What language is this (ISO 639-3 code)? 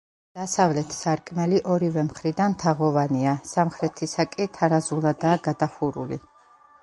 kat